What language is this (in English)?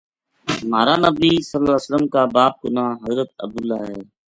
Gujari